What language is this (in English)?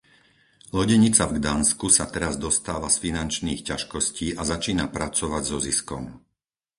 Slovak